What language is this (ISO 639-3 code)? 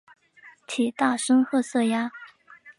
zho